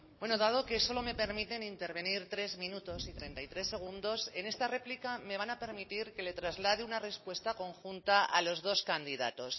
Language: Spanish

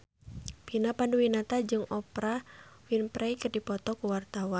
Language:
Sundanese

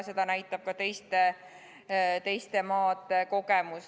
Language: Estonian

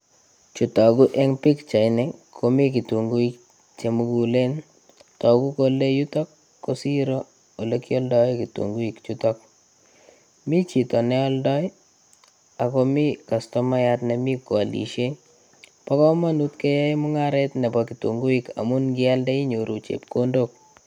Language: Kalenjin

